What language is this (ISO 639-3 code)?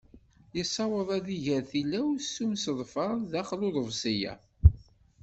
kab